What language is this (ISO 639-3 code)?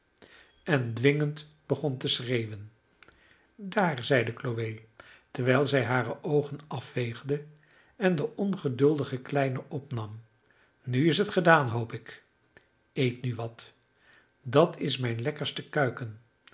nld